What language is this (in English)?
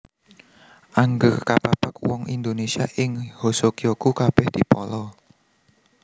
Javanese